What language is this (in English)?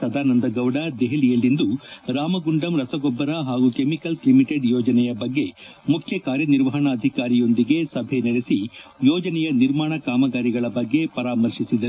Kannada